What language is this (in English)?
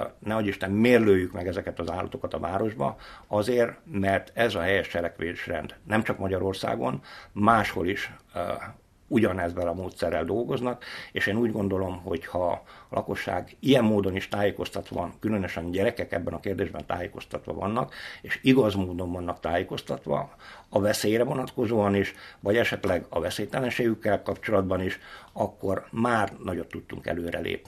Hungarian